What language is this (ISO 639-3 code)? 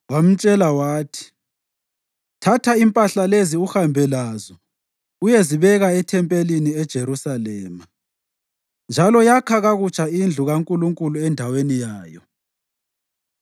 nde